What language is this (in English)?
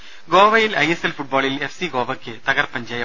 Malayalam